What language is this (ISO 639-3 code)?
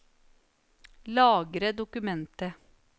nor